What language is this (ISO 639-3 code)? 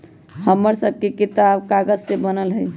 mag